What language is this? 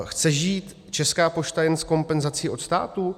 Czech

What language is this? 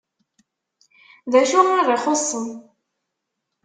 Kabyle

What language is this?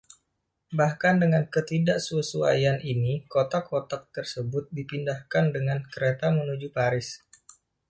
Indonesian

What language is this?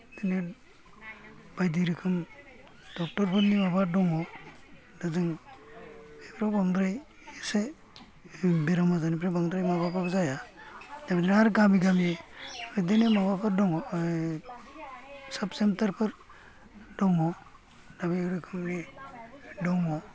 Bodo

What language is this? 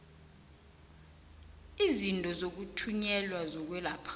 South Ndebele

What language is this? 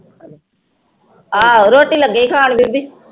Punjabi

